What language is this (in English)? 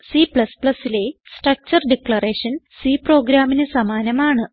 Malayalam